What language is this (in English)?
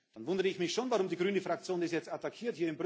German